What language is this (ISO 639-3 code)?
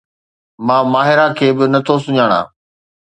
snd